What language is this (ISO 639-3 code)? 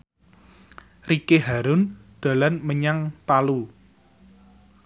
jav